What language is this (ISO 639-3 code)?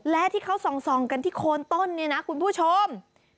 tha